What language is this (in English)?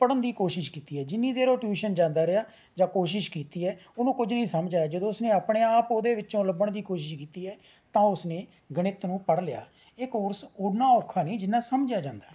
Punjabi